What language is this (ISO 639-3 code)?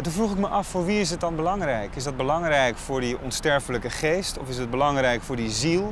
nld